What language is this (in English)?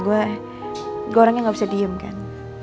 Indonesian